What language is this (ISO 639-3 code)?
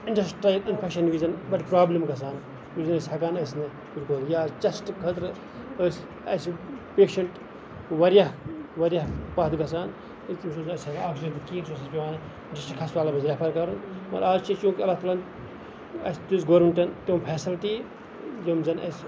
kas